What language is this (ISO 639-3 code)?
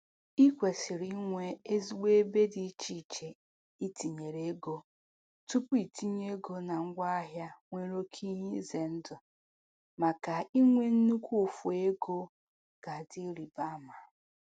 ibo